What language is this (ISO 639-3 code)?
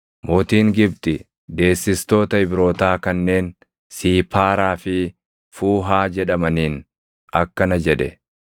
orm